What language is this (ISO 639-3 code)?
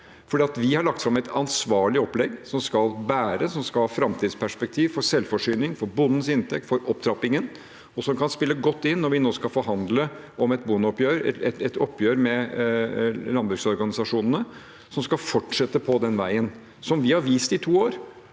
nor